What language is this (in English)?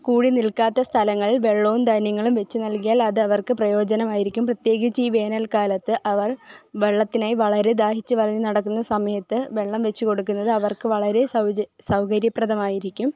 Malayalam